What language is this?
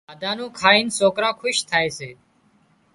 Wadiyara Koli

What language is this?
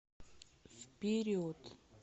Russian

